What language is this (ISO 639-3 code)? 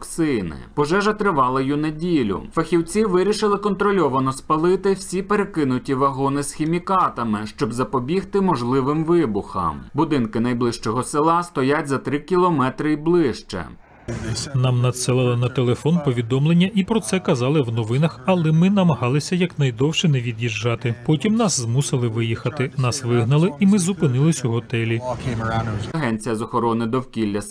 ukr